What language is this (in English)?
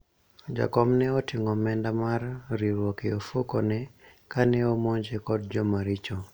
Luo (Kenya and Tanzania)